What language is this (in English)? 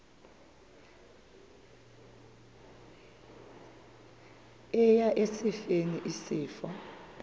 Xhosa